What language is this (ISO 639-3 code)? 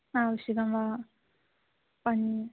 san